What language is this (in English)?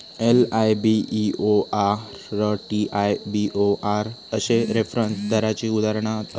Marathi